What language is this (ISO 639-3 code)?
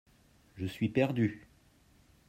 fra